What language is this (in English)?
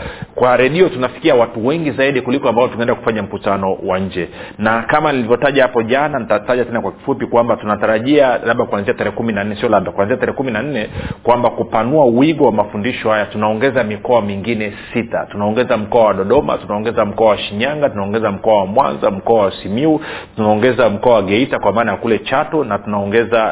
Swahili